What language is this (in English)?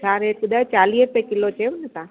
Sindhi